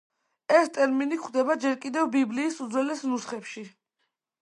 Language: Georgian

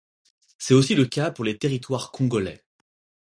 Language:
French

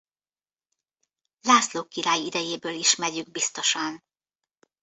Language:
Hungarian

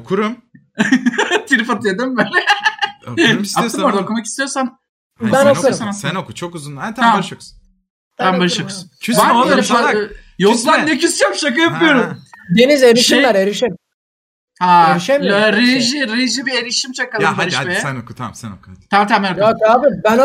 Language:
Turkish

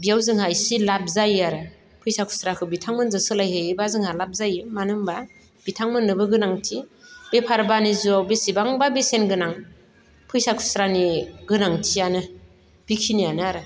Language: Bodo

